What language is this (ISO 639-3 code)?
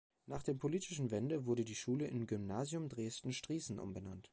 deu